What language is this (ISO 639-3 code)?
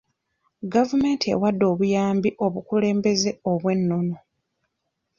lug